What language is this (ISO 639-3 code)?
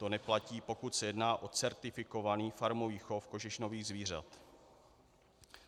ces